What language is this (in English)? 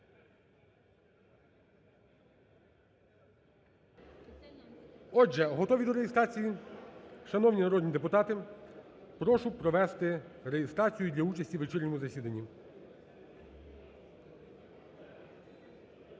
Ukrainian